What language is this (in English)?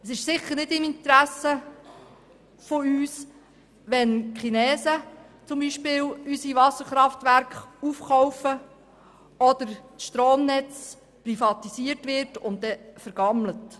Swiss German